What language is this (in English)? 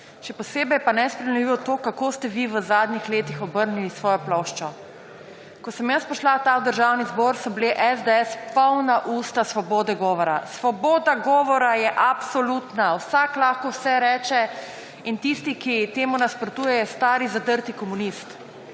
Slovenian